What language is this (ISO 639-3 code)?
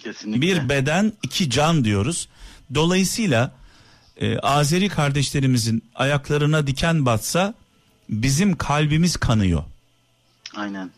tur